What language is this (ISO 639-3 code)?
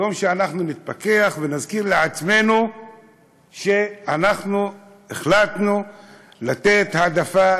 heb